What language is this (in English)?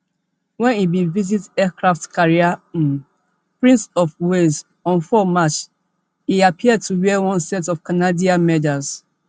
Nigerian Pidgin